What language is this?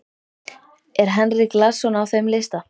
Icelandic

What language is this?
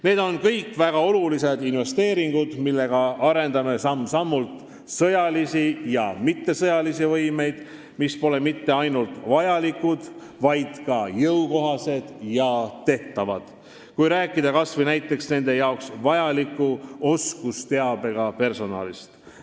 Estonian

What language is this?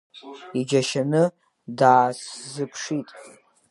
Abkhazian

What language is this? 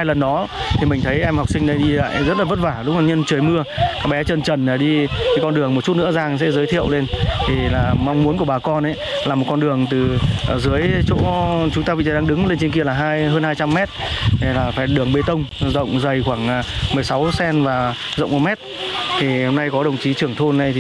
Vietnamese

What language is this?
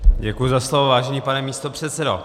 Czech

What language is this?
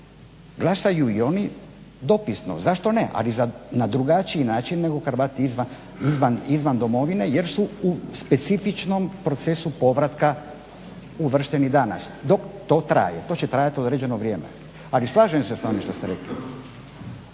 Croatian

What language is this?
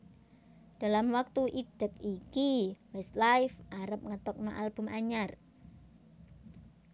Javanese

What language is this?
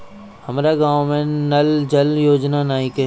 Bhojpuri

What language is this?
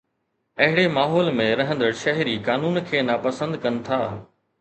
Sindhi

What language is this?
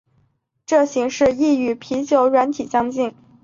Chinese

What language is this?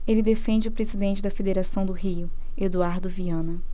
Portuguese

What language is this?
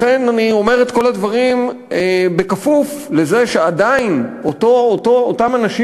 Hebrew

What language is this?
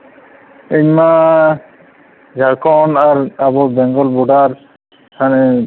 Santali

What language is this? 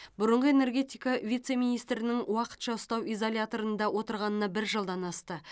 Kazakh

